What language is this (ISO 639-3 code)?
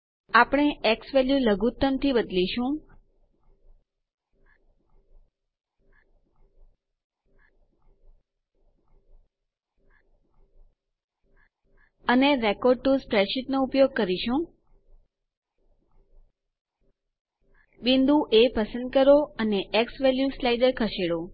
guj